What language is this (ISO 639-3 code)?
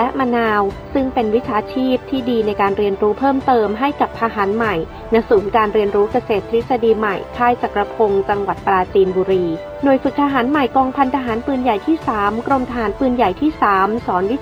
tha